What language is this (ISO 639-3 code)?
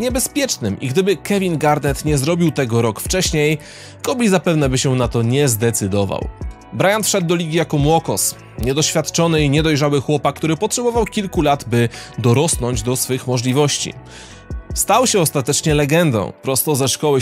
pol